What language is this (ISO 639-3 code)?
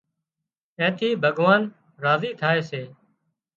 kxp